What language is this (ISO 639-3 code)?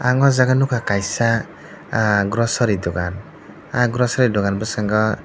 trp